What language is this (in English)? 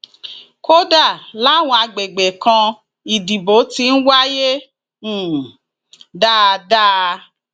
Yoruba